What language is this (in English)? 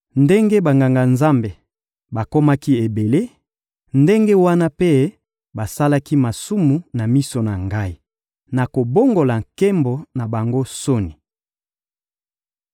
Lingala